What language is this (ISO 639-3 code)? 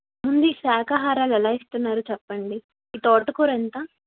tel